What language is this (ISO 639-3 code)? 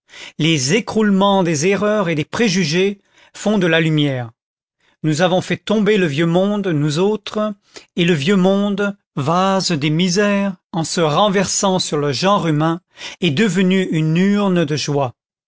fra